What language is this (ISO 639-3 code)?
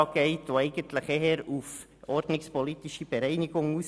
gsw